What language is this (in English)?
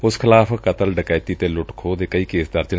Punjabi